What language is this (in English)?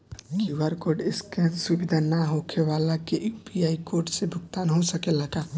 Bhojpuri